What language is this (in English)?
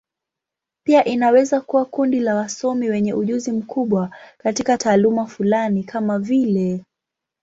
Swahili